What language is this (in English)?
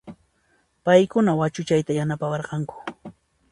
Puno Quechua